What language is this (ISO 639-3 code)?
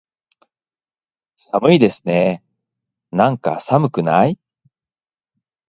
jpn